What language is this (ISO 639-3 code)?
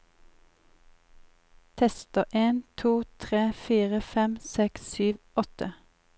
nor